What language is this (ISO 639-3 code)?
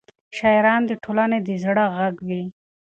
pus